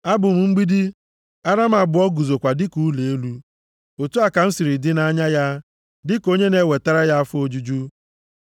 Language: Igbo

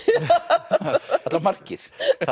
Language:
Icelandic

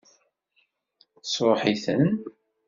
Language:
Kabyle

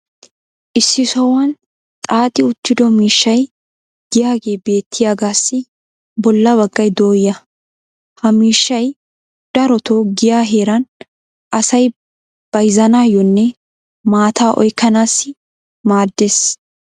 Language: Wolaytta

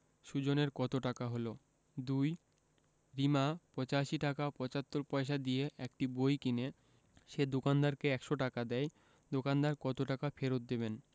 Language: Bangla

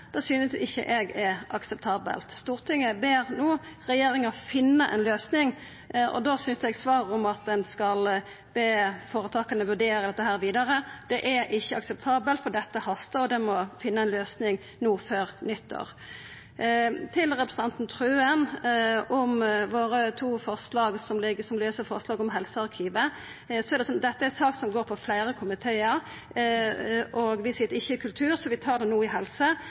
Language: Norwegian Nynorsk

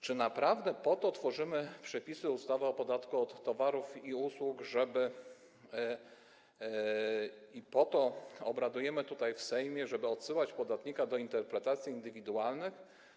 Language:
Polish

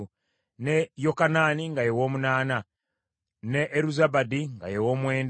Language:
Ganda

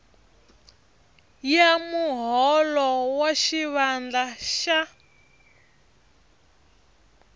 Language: Tsonga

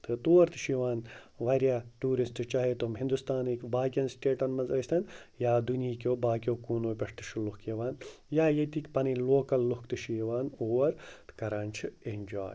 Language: Kashmiri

